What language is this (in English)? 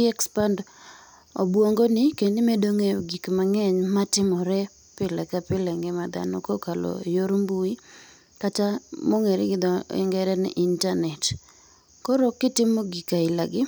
Luo (Kenya and Tanzania)